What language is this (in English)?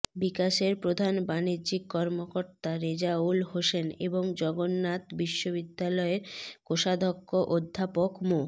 Bangla